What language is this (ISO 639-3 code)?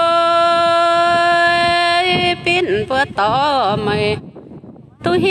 tha